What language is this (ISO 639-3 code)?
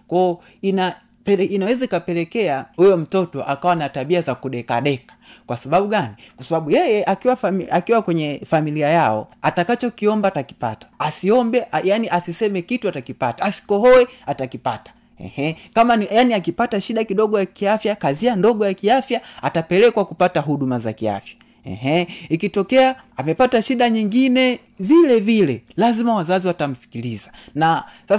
swa